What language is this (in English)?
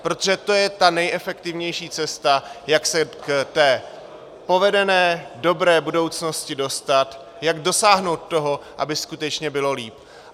Czech